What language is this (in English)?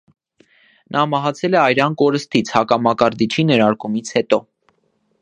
Armenian